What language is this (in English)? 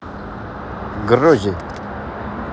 Russian